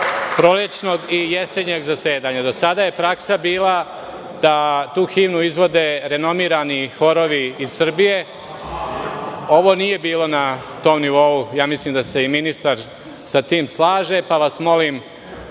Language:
Serbian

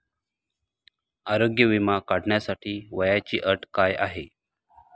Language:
Marathi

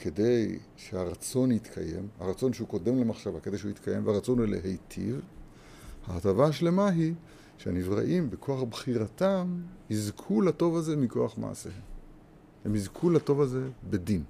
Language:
Hebrew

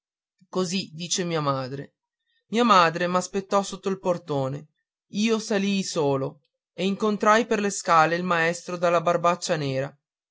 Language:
Italian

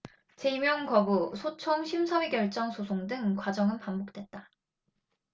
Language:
Korean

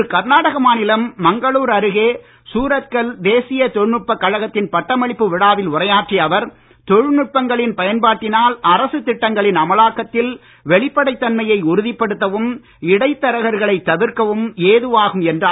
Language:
Tamil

